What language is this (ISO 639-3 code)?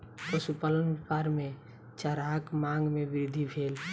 mai